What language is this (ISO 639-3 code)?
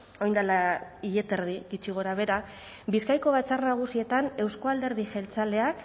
eus